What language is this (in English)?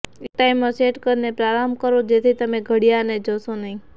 Gujarati